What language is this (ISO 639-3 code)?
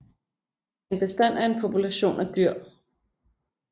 dan